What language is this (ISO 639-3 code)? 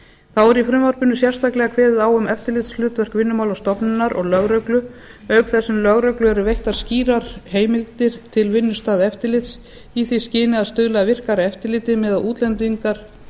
isl